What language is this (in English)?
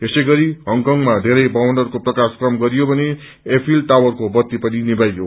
Nepali